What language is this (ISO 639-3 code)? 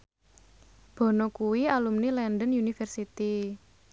jav